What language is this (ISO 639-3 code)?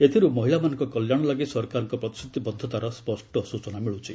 ori